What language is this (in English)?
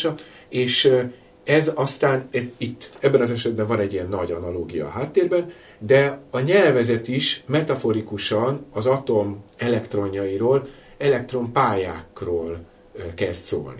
Hungarian